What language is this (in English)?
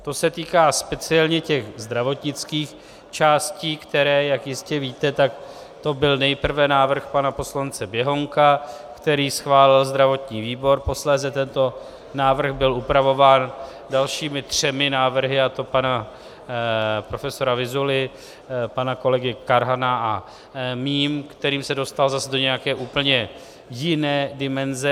Czech